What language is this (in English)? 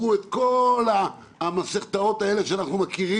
Hebrew